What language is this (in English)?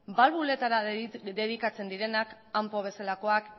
Basque